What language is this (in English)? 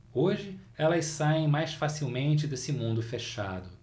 Portuguese